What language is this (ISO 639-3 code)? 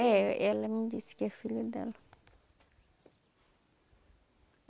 por